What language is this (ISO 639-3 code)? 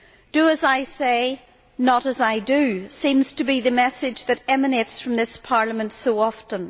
eng